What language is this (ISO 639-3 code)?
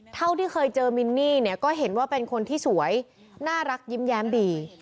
tha